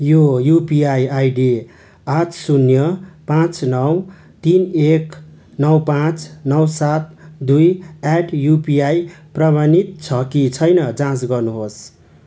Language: Nepali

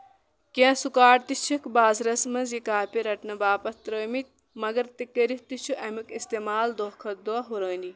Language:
Kashmiri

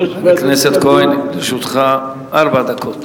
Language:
Hebrew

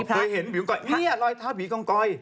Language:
Thai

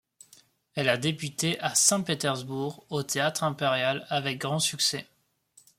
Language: French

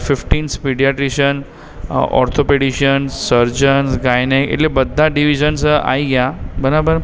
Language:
Gujarati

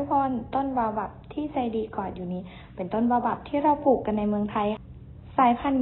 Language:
Thai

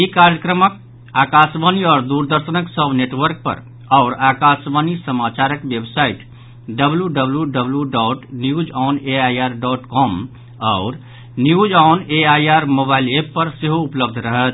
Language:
Maithili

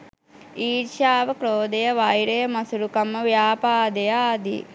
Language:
Sinhala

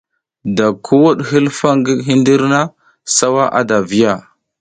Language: South Giziga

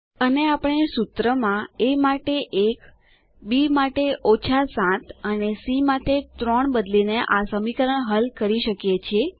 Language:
Gujarati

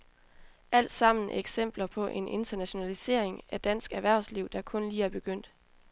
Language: Danish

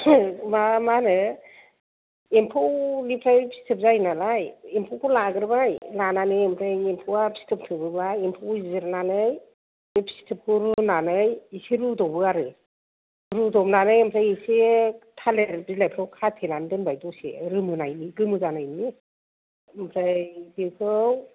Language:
Bodo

